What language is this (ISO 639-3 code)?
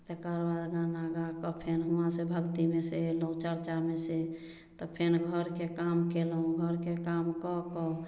mai